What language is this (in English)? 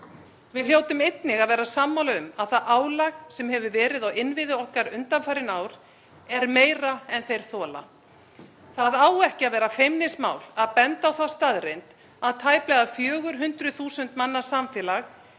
Icelandic